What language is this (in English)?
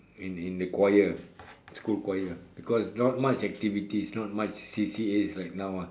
English